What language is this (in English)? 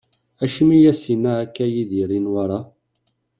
Kabyle